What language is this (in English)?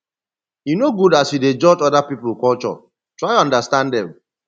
Nigerian Pidgin